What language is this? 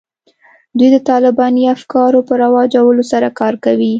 Pashto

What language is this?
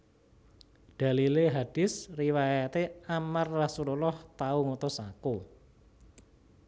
Javanese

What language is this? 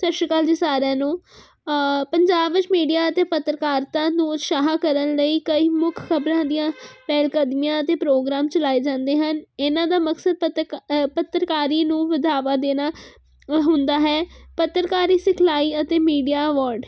Punjabi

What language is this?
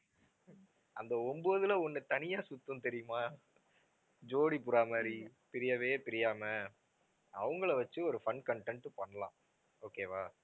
Tamil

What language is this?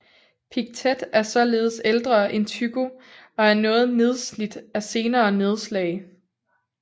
Danish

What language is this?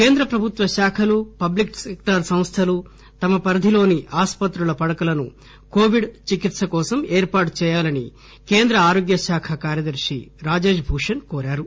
Telugu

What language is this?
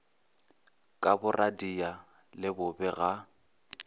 Northern Sotho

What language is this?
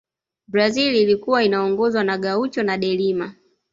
Swahili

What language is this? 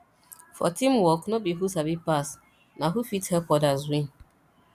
Nigerian Pidgin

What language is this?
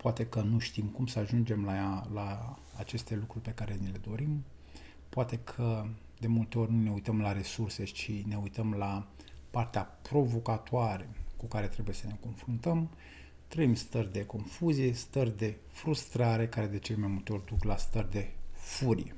Romanian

